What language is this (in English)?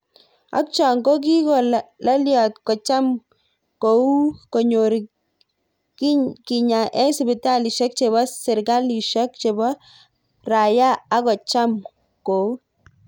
Kalenjin